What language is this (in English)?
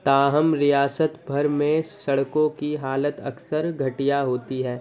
Urdu